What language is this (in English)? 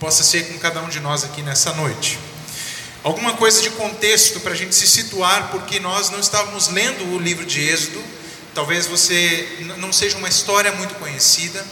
Portuguese